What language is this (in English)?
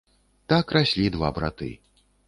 Belarusian